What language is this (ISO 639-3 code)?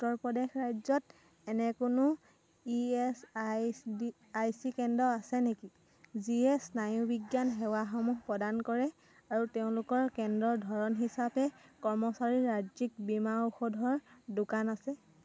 asm